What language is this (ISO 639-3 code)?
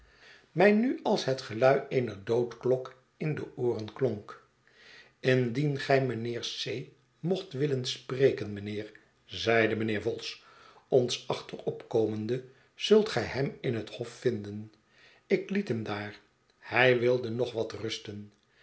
nld